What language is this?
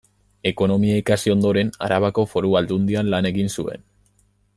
Basque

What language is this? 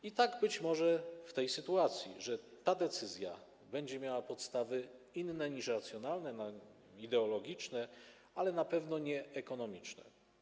Polish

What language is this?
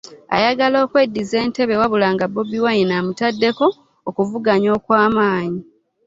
Ganda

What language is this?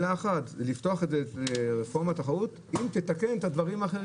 Hebrew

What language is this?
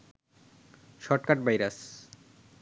Bangla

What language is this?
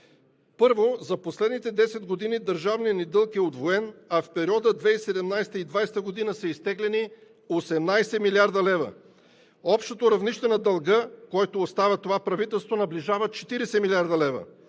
Bulgarian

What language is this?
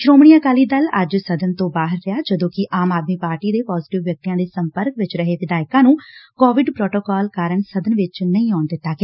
Punjabi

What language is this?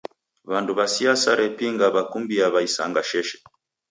Taita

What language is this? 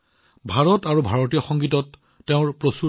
Assamese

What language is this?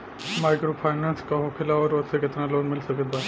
Bhojpuri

